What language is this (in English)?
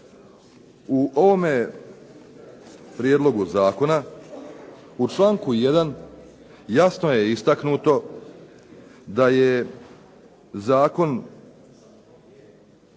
Croatian